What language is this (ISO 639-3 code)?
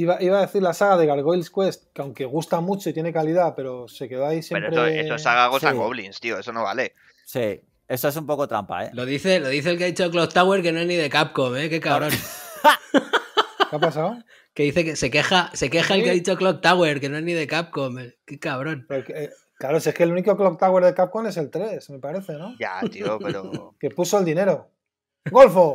spa